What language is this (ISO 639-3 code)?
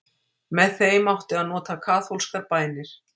isl